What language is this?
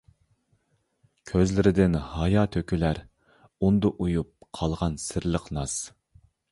Uyghur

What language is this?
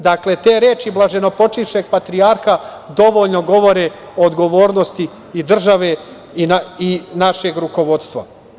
Serbian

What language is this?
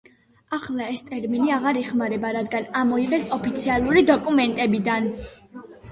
Georgian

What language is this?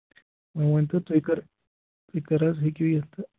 Kashmiri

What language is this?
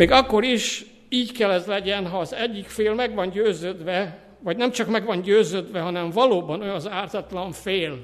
Hungarian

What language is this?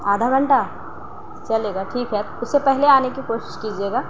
Urdu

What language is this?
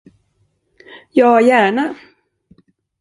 Swedish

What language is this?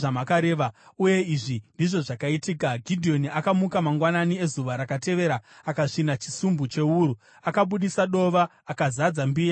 Shona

